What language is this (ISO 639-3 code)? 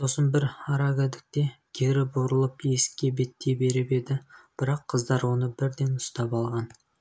kaz